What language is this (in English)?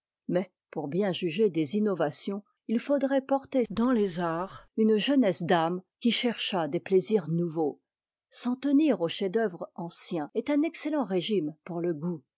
French